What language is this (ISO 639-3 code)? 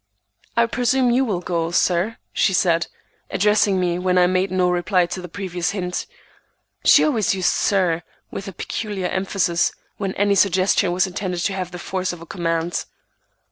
eng